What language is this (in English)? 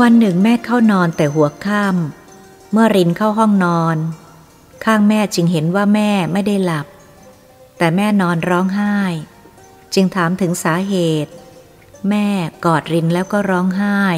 Thai